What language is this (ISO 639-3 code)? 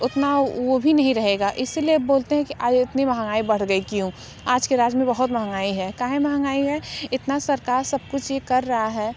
hin